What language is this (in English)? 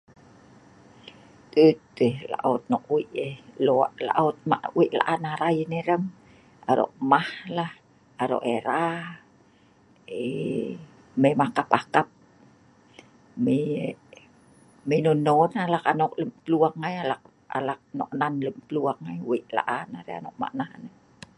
Sa'ban